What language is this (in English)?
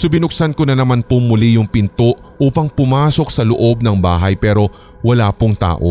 Filipino